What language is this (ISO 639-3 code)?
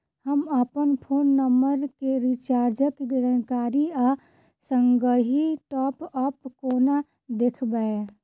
mai